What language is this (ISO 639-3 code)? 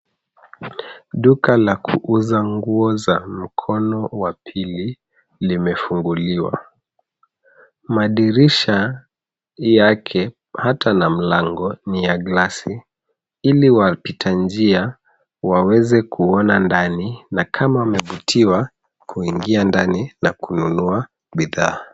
swa